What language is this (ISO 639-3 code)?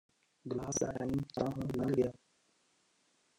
pan